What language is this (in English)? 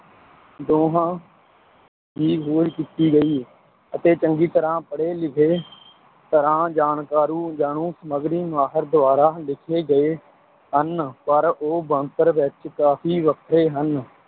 Punjabi